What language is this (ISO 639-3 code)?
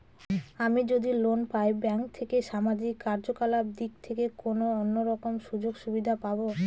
ben